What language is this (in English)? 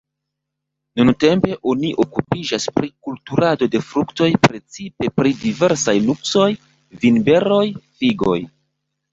Esperanto